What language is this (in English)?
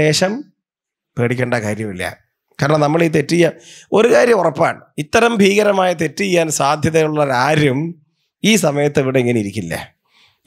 Malayalam